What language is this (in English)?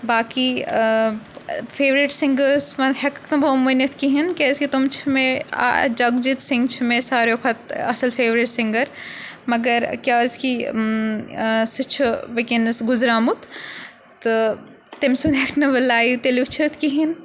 Kashmiri